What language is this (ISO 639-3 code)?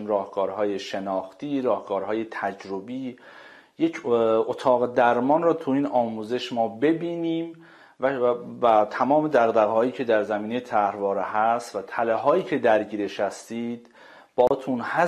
fas